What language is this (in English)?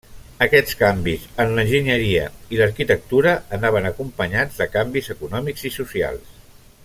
Catalan